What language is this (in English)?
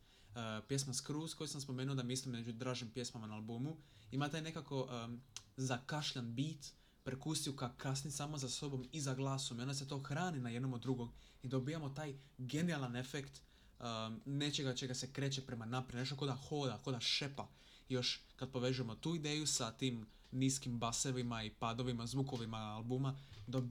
Croatian